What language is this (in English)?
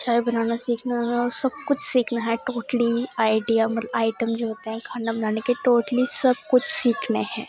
Urdu